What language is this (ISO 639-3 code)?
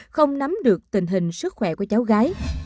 vie